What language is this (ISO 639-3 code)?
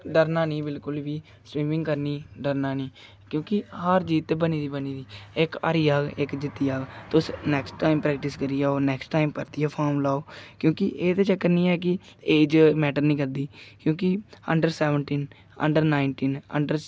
doi